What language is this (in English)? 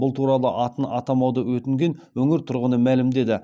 Kazakh